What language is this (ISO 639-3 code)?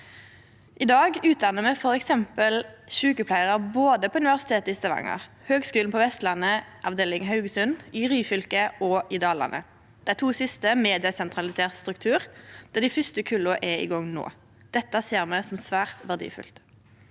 nor